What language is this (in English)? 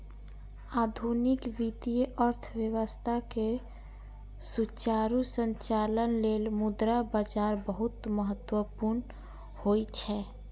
Maithili